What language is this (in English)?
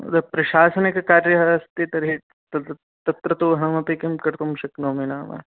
Sanskrit